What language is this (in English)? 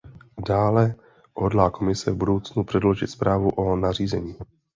Czech